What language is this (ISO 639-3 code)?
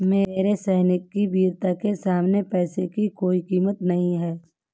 hin